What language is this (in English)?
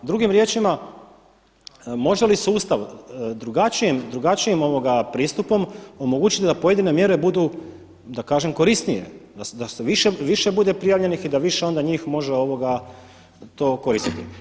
Croatian